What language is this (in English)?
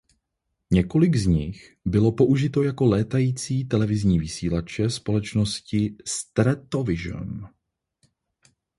Czech